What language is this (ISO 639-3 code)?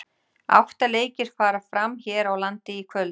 isl